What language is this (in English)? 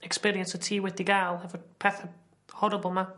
Welsh